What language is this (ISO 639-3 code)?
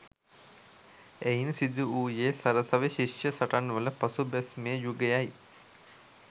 sin